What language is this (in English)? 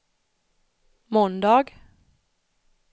Swedish